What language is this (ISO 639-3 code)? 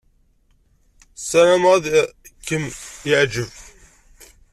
kab